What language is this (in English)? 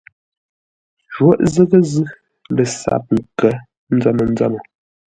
Ngombale